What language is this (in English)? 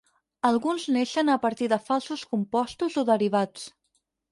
Catalan